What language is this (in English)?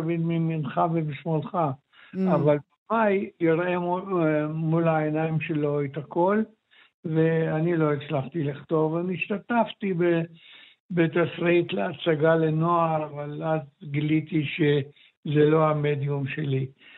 Hebrew